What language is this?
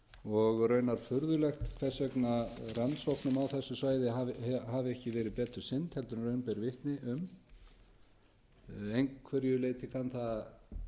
Icelandic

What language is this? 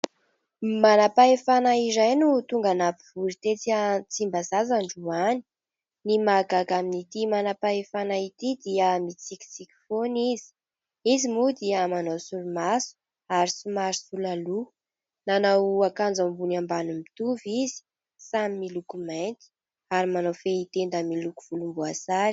Malagasy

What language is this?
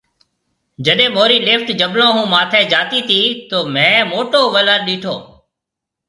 Marwari (Pakistan)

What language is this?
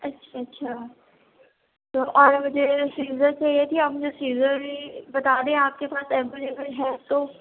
Urdu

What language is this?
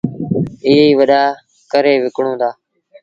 Sindhi Bhil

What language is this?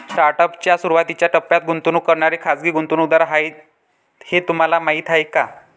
Marathi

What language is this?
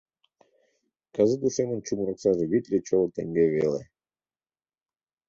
Mari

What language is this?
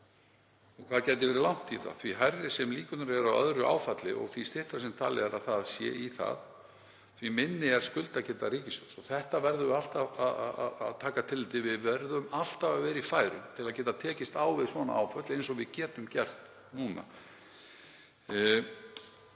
Icelandic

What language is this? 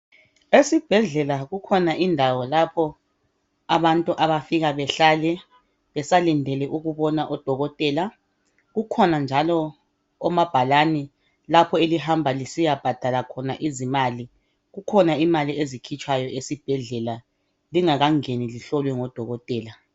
North Ndebele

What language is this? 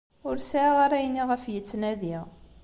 Kabyle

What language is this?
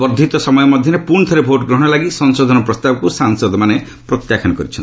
Odia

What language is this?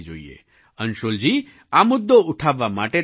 Gujarati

